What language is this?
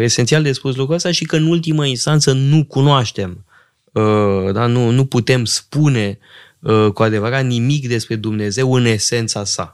Romanian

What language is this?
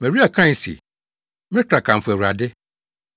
Akan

